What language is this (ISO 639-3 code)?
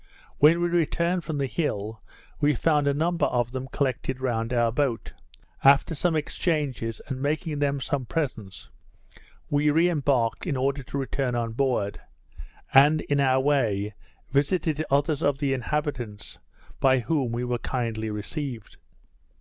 eng